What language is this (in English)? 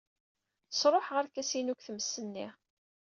Kabyle